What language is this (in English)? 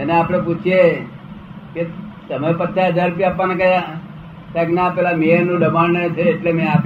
Gujarati